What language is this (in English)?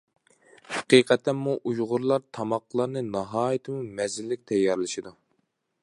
Uyghur